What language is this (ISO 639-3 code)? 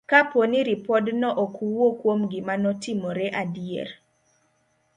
luo